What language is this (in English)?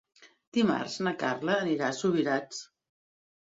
Catalan